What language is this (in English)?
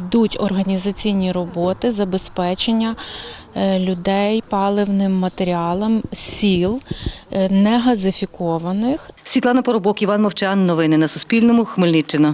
Ukrainian